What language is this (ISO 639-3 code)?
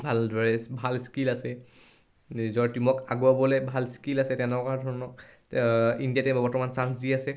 asm